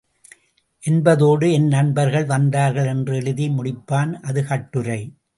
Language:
Tamil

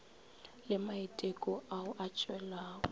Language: Northern Sotho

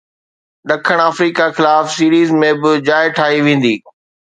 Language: Sindhi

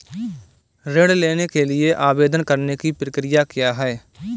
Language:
Hindi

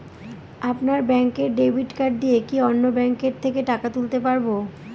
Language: Bangla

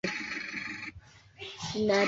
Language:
Swahili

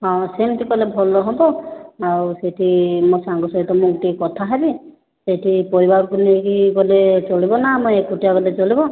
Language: Odia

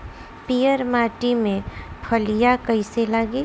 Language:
Bhojpuri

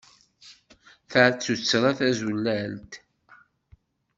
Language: Kabyle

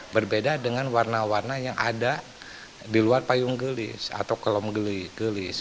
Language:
Indonesian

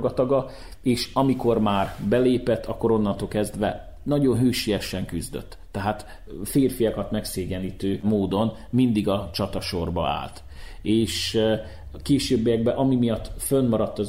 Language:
Hungarian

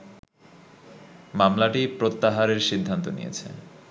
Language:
Bangla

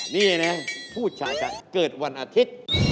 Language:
Thai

